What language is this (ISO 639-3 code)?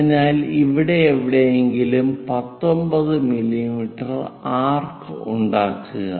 mal